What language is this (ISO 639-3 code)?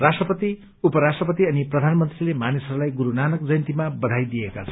nep